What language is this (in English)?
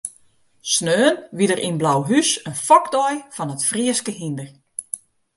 Western Frisian